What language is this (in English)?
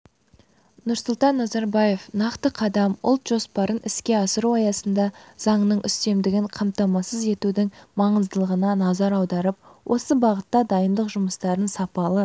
Kazakh